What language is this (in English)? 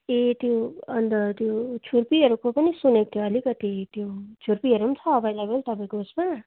Nepali